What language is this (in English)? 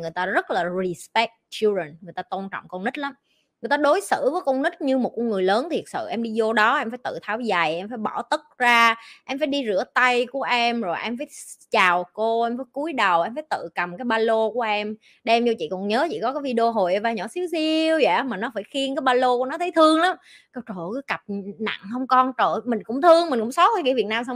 Vietnamese